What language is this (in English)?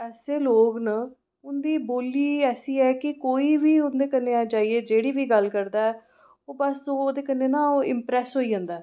Dogri